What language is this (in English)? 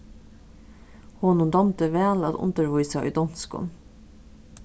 Faroese